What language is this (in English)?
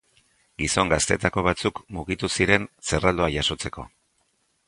Basque